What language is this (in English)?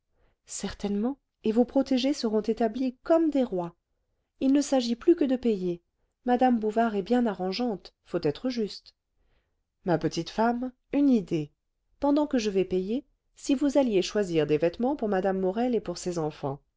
French